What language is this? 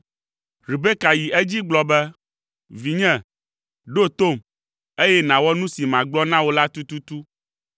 Ewe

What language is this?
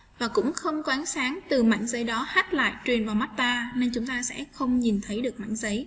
Vietnamese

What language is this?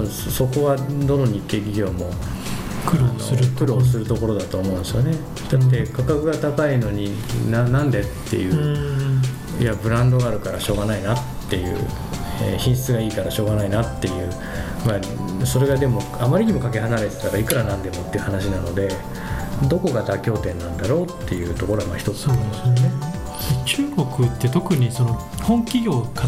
Japanese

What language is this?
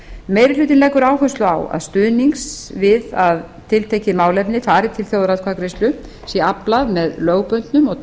Icelandic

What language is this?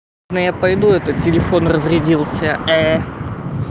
Russian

